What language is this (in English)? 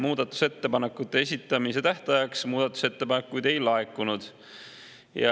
Estonian